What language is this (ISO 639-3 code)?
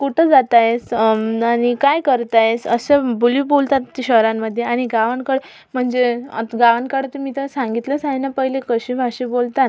mar